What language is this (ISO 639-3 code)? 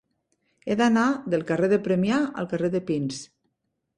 cat